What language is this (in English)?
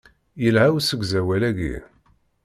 Kabyle